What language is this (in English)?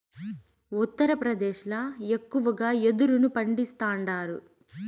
Telugu